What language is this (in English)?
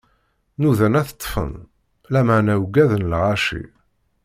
Kabyle